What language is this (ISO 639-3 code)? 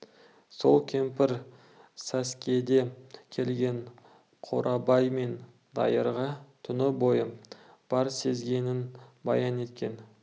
kaz